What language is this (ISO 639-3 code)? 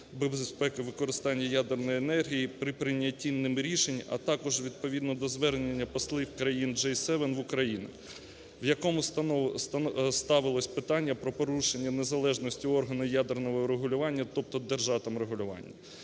ukr